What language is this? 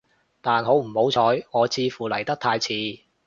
Cantonese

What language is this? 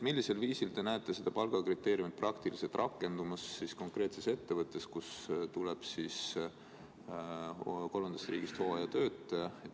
Estonian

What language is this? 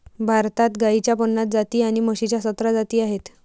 Marathi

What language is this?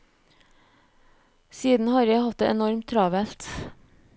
Norwegian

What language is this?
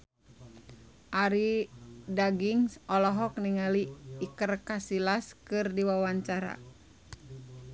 Sundanese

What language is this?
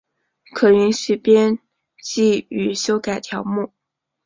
Chinese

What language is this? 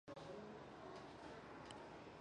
Chinese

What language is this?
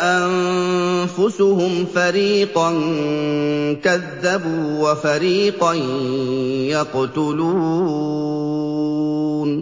Arabic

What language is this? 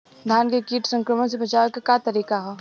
Bhojpuri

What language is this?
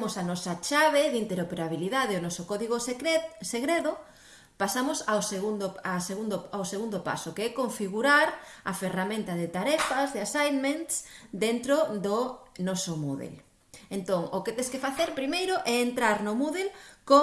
Galician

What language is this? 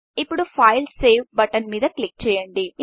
Telugu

